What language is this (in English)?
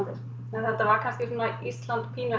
Icelandic